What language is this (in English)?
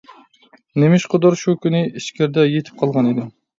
Uyghur